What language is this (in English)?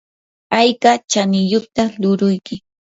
Yanahuanca Pasco Quechua